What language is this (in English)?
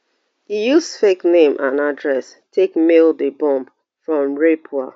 Nigerian Pidgin